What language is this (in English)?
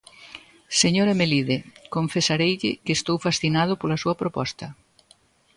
Galician